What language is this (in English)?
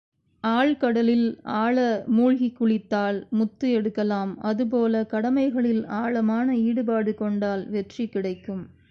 Tamil